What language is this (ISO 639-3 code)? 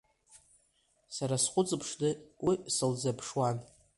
abk